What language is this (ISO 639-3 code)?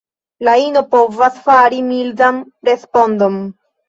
epo